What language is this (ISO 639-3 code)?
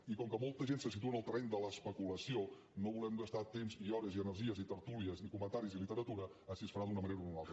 cat